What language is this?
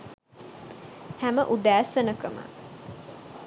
Sinhala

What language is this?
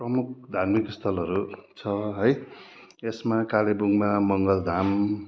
Nepali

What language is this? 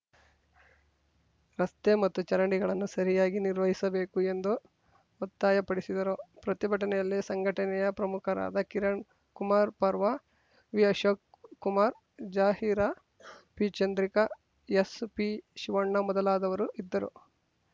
Kannada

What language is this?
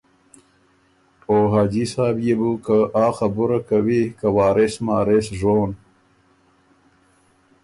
Ormuri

